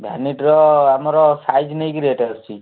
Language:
Odia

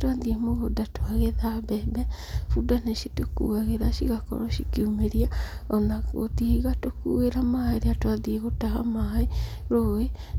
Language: Kikuyu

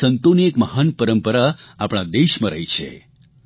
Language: Gujarati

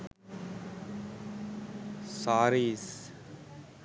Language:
Sinhala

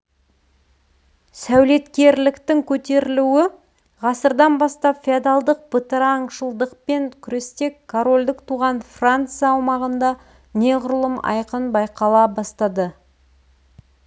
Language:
Kazakh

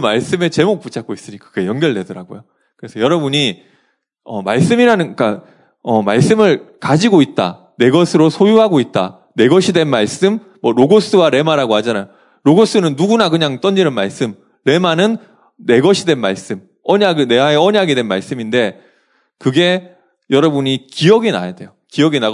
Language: Korean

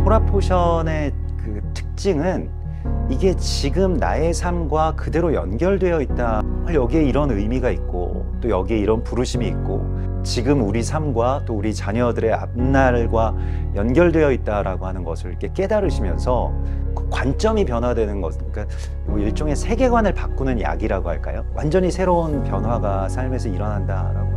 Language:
Korean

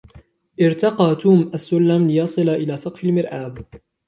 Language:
Arabic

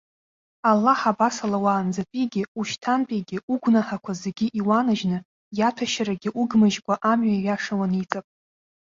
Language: Abkhazian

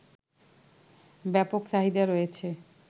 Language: Bangla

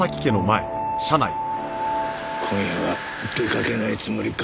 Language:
Japanese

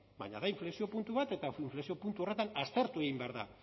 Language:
Basque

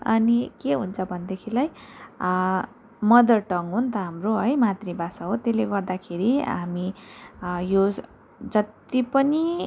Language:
Nepali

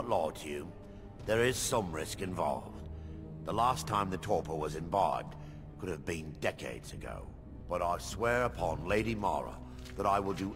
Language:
Turkish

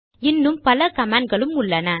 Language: Tamil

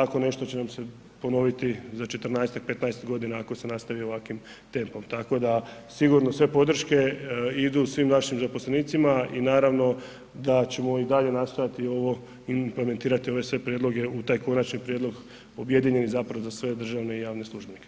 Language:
Croatian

